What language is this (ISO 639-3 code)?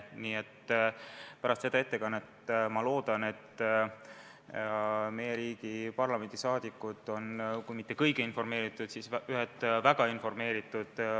est